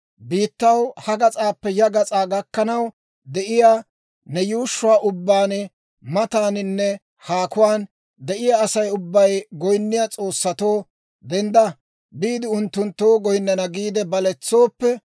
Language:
Dawro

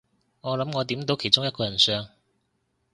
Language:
Cantonese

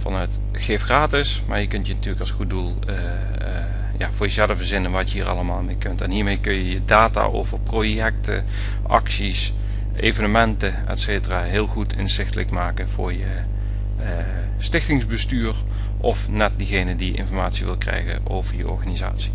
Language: Dutch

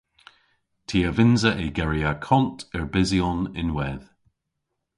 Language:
Cornish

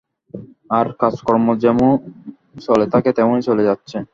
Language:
Bangla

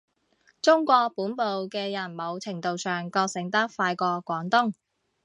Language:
Cantonese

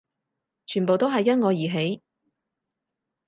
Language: Cantonese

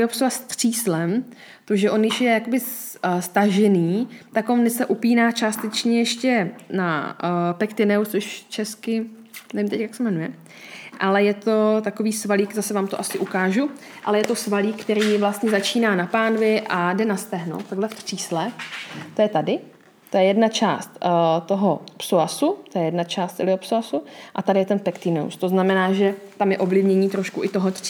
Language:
Czech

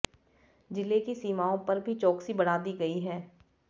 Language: Hindi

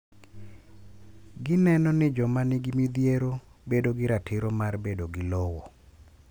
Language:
Luo (Kenya and Tanzania)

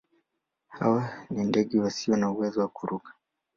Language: Swahili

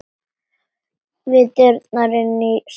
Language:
Icelandic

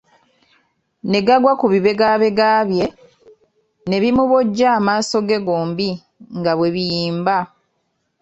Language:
Ganda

